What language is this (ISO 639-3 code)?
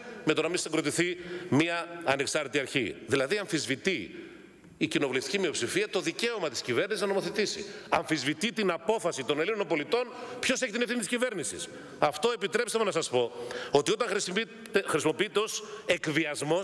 ell